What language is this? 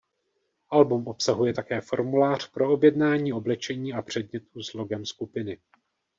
Czech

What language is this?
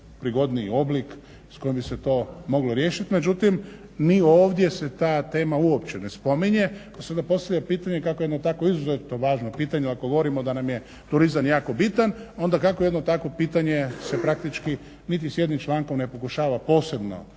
Croatian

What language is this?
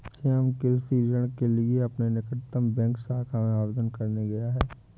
Hindi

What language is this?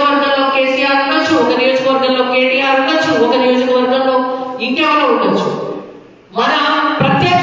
Romanian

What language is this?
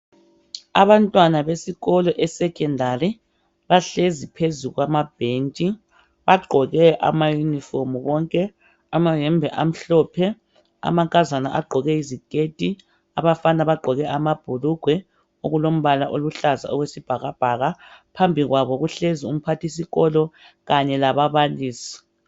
North Ndebele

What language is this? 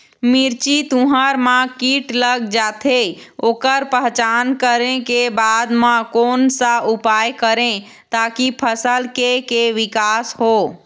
Chhattisgarhi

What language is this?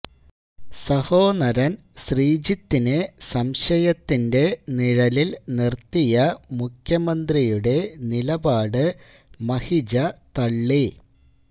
Malayalam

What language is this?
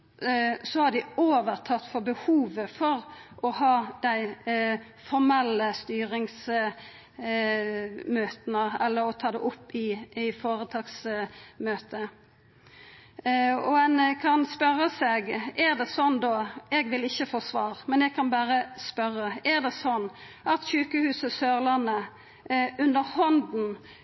Norwegian Nynorsk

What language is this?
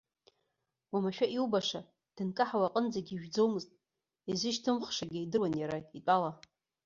Abkhazian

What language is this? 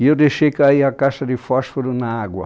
Portuguese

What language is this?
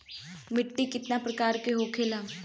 Bhojpuri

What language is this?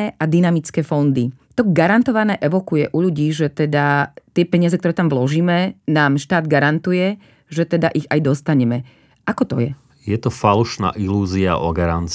Slovak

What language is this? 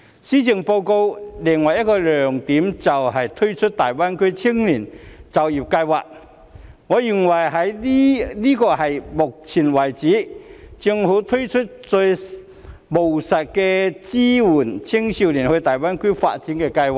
Cantonese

